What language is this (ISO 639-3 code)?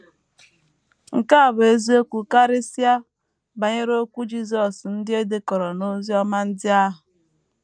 ibo